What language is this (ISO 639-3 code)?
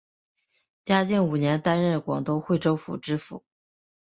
zho